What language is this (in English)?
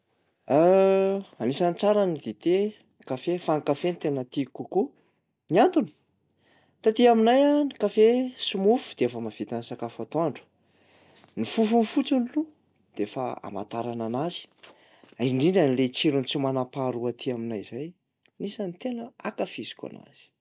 Malagasy